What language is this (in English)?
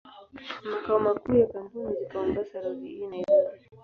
Swahili